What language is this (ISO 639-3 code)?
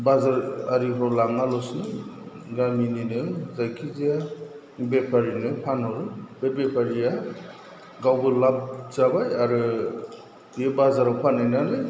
brx